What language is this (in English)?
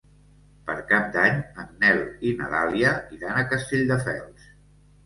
Catalan